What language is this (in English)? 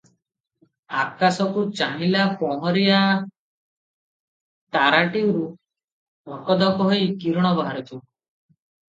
Odia